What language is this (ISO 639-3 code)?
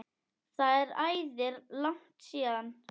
isl